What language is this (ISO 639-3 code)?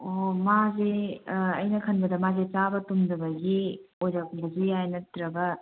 mni